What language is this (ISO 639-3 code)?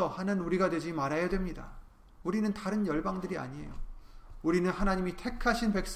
kor